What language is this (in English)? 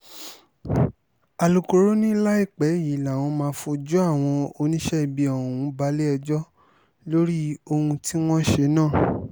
Yoruba